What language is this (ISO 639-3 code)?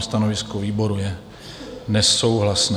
ces